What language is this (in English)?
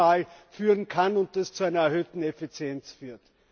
German